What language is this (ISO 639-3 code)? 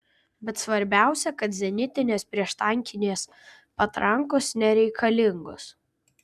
lit